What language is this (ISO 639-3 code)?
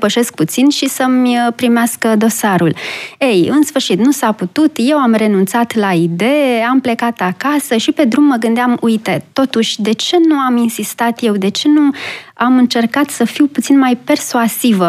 ron